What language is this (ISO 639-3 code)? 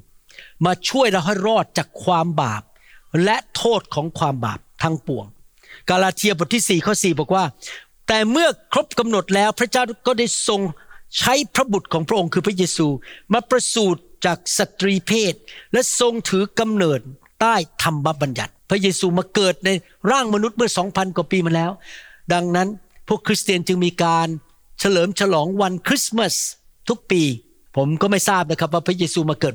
tha